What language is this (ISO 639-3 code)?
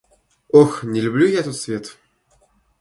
rus